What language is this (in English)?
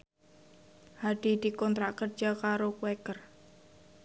Javanese